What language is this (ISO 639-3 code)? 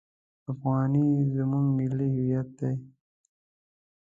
pus